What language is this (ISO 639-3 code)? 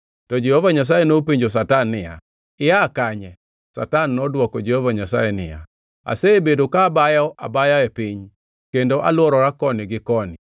luo